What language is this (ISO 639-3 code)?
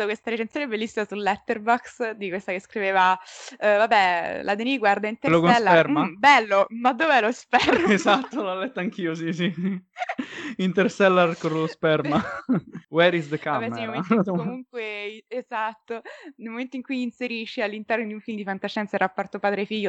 ita